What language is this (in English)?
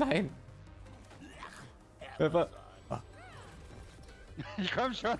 German